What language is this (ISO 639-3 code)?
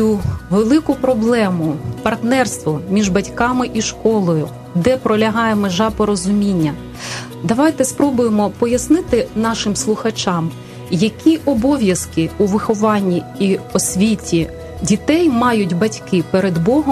ukr